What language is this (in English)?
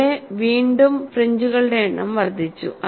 Malayalam